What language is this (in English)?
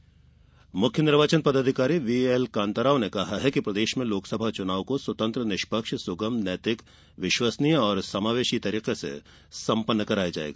Hindi